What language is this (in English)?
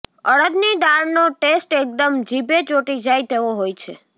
Gujarati